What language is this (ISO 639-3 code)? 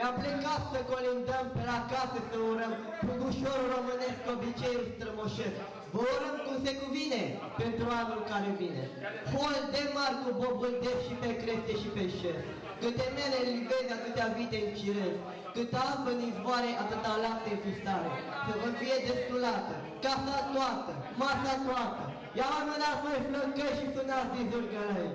ron